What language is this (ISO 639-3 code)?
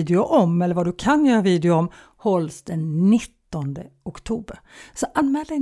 swe